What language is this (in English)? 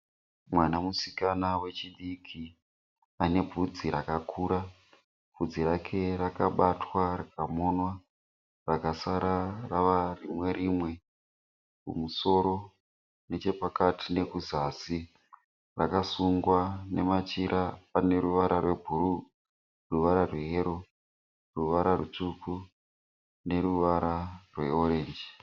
Shona